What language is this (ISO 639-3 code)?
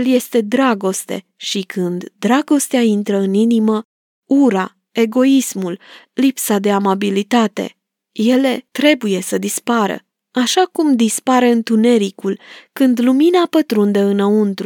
ron